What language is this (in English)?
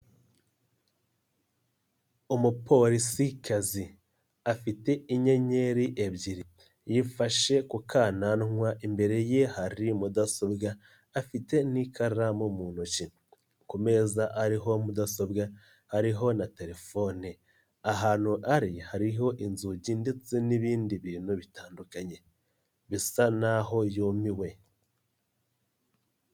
Kinyarwanda